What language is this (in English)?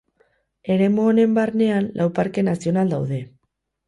Basque